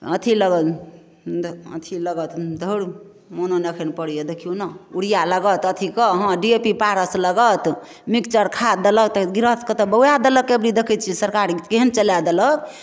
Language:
Maithili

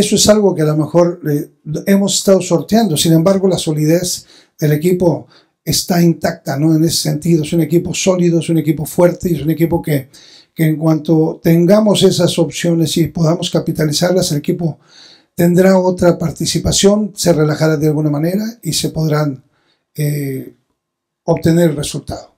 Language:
Spanish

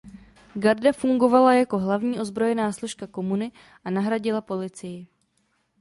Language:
Czech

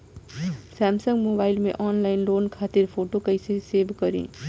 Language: Bhojpuri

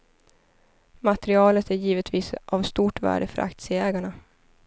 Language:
Swedish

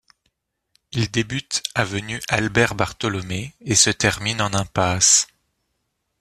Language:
French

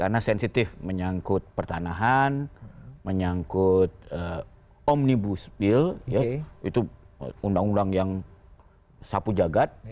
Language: Indonesian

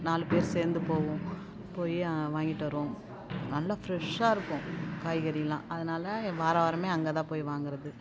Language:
Tamil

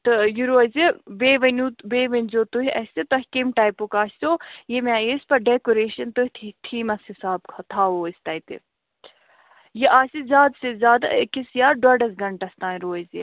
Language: Kashmiri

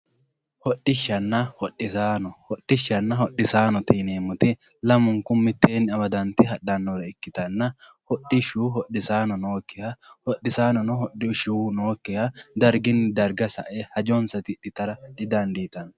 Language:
Sidamo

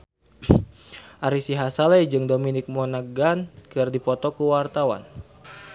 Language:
Sundanese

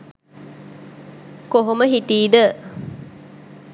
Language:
Sinhala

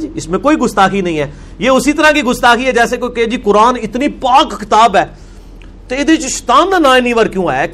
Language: Urdu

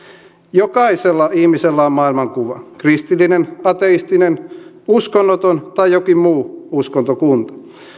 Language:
Finnish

